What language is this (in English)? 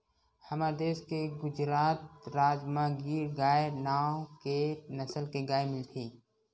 Chhattisgarhi